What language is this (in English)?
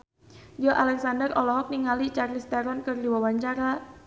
Sundanese